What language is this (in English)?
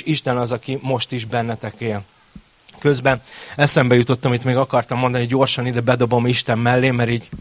Hungarian